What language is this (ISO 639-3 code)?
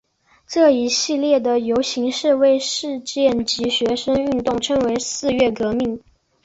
zho